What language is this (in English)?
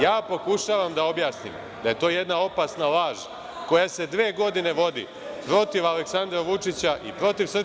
Serbian